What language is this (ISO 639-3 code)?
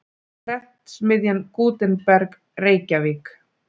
isl